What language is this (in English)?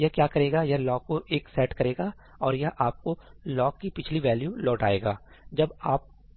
Hindi